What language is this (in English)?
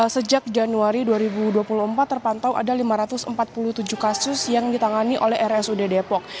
Indonesian